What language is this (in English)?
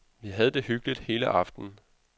Danish